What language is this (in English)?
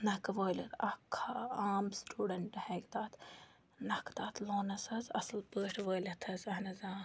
Kashmiri